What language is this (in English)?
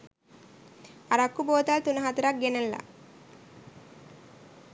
Sinhala